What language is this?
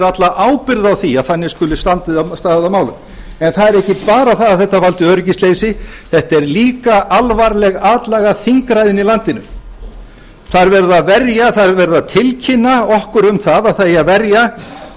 Icelandic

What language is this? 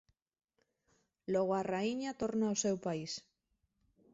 Galician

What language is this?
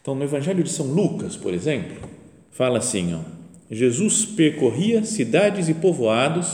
Portuguese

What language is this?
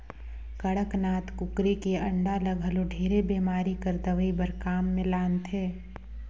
Chhattisgarhi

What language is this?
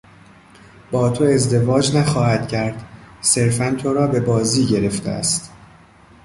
Persian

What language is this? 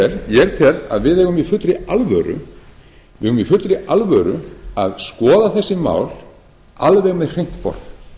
Icelandic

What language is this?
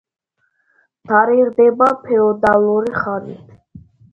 Georgian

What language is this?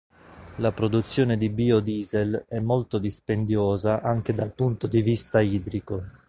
Italian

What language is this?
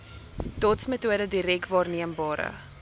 Afrikaans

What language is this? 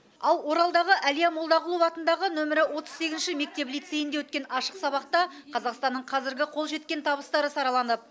Kazakh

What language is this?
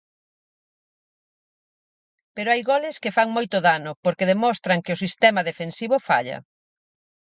Galician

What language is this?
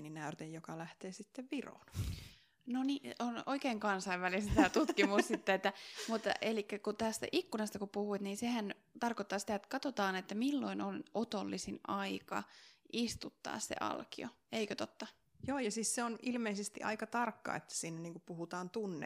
Finnish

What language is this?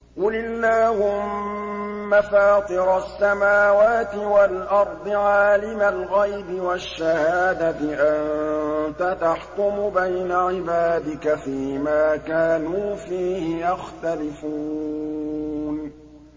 Arabic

